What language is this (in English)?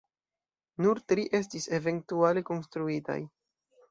Esperanto